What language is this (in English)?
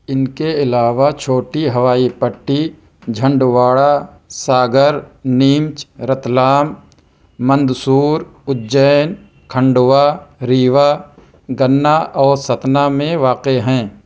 Urdu